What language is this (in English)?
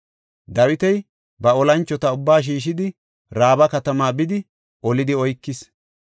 Gofa